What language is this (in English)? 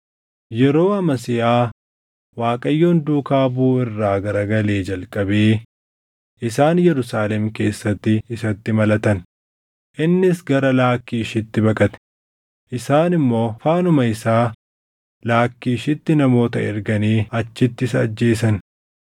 Oromo